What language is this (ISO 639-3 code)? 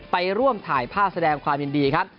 tha